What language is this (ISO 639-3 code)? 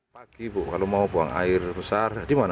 ind